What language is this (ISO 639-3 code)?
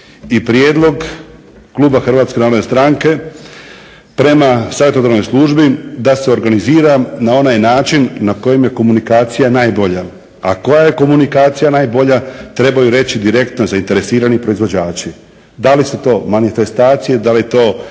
hrv